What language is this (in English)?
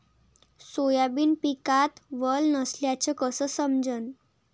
Marathi